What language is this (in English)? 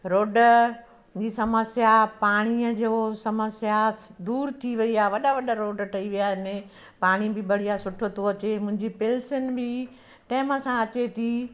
Sindhi